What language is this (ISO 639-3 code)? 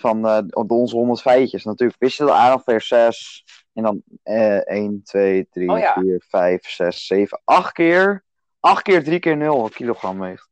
nld